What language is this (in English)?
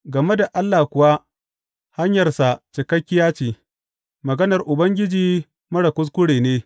Hausa